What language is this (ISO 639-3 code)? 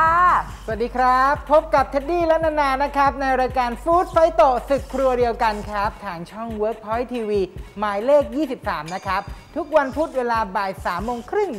tha